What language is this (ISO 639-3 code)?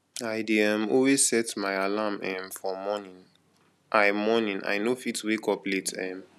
pcm